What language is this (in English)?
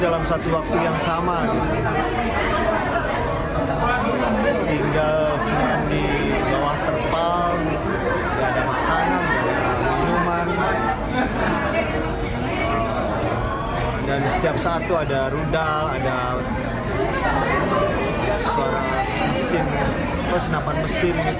Indonesian